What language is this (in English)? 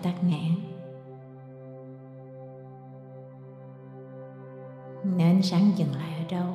Vietnamese